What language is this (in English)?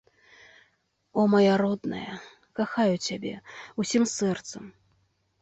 Belarusian